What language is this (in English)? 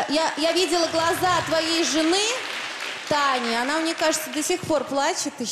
Russian